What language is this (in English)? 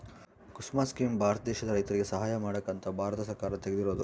Kannada